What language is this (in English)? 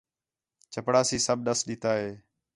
Khetrani